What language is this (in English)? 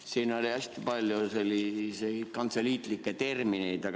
Estonian